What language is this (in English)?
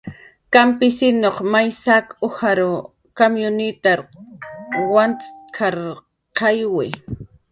Jaqaru